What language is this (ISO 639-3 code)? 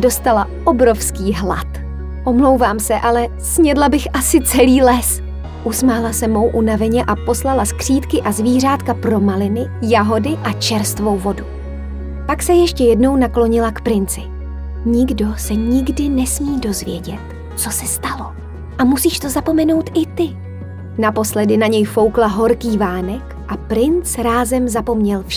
ces